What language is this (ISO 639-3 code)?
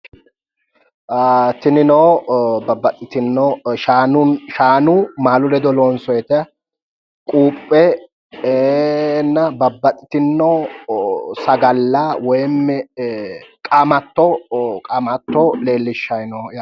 sid